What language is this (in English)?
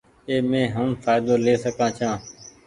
Goaria